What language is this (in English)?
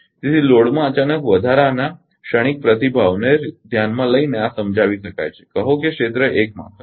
Gujarati